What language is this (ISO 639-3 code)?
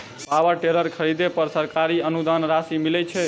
mai